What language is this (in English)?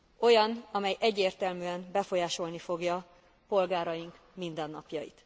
Hungarian